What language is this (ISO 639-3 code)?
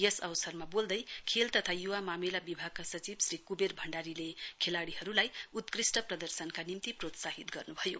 nep